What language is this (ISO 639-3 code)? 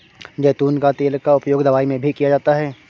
hin